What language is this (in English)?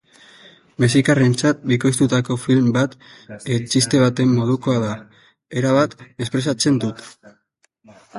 Basque